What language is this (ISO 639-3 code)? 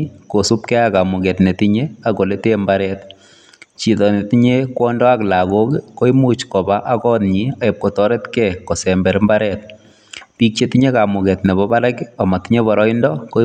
kln